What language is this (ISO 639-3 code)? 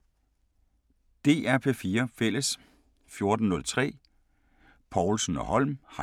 dan